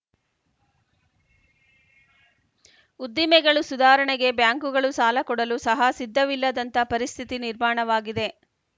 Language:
Kannada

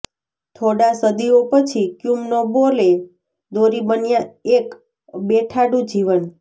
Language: Gujarati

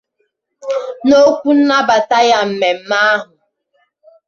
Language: Igbo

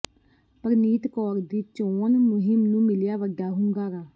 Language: Punjabi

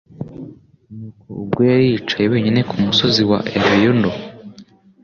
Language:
Kinyarwanda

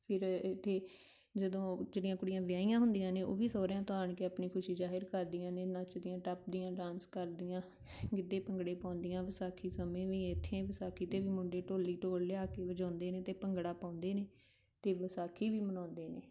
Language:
Punjabi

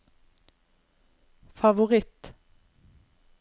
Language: Norwegian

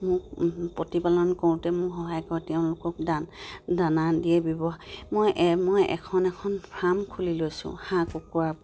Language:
Assamese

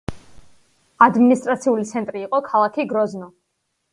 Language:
Georgian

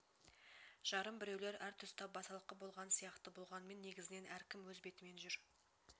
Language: Kazakh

